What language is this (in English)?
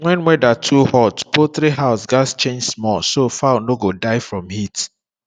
Nigerian Pidgin